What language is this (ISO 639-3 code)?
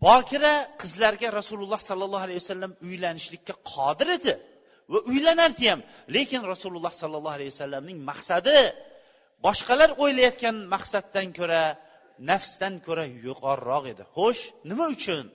bul